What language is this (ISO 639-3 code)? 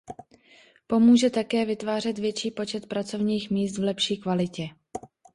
ces